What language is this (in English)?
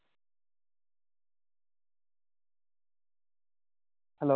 Bangla